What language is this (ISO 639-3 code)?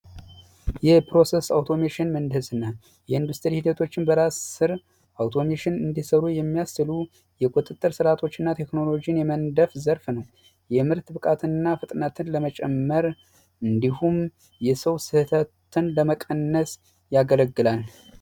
amh